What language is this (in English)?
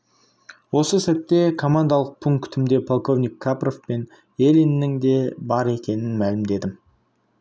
Kazakh